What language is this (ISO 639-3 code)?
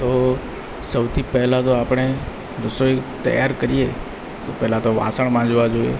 guj